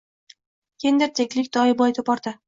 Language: Uzbek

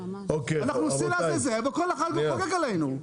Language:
Hebrew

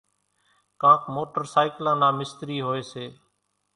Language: Kachi Koli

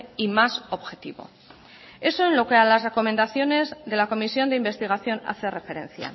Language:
Spanish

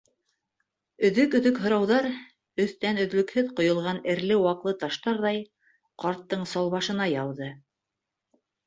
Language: Bashkir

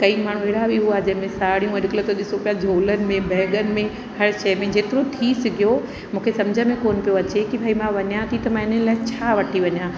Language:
Sindhi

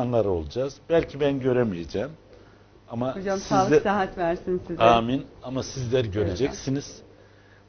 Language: Turkish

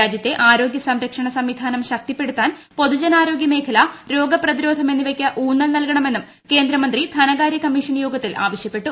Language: Malayalam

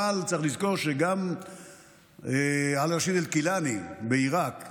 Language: Hebrew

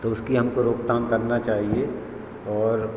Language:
Hindi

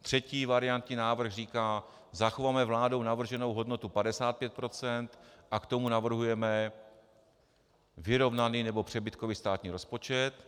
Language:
Czech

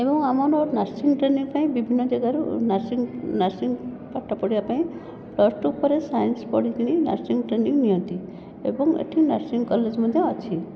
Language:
Odia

